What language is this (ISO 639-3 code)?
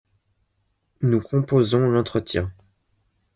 fra